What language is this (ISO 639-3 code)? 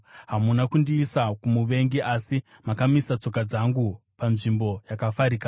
sna